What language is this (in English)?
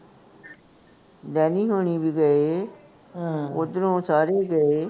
Punjabi